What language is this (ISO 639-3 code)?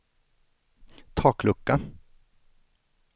swe